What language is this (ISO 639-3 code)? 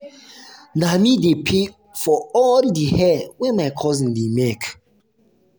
pcm